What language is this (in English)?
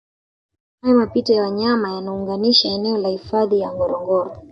Swahili